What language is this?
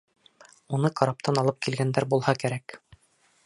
Bashkir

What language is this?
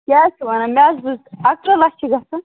Kashmiri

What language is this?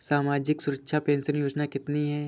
Hindi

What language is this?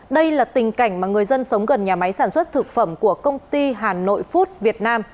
Vietnamese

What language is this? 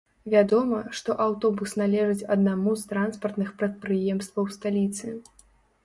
Belarusian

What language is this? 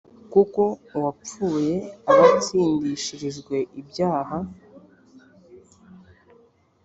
Kinyarwanda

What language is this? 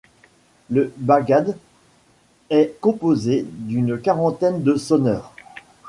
French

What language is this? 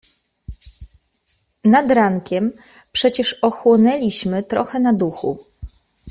Polish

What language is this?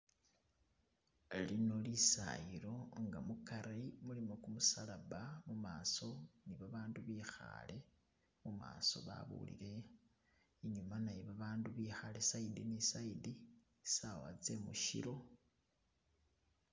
Masaaba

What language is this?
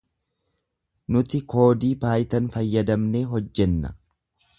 Oromo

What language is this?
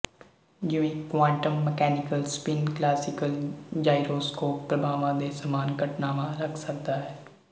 Punjabi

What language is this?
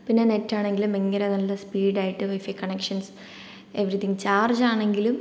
Malayalam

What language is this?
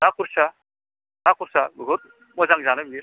Bodo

